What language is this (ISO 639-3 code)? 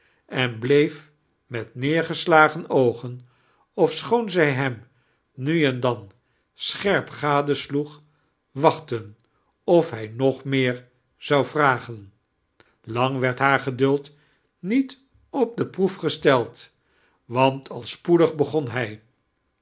nld